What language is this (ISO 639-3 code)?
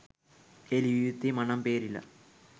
sin